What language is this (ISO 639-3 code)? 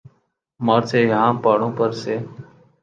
urd